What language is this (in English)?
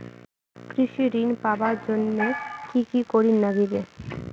Bangla